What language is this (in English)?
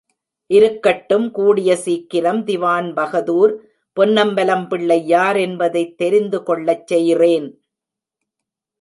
Tamil